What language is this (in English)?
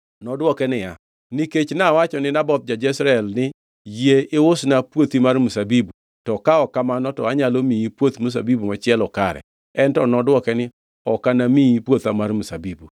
Luo (Kenya and Tanzania)